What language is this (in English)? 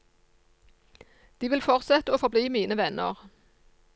Norwegian